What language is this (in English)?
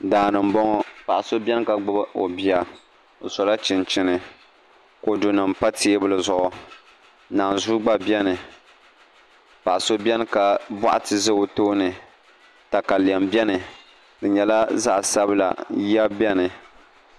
Dagbani